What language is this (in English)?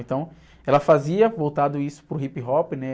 Portuguese